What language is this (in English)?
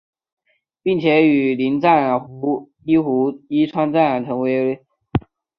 Chinese